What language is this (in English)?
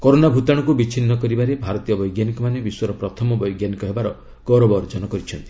Odia